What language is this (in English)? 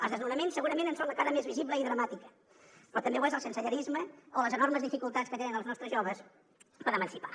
Catalan